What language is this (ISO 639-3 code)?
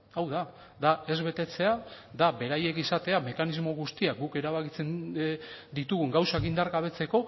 eus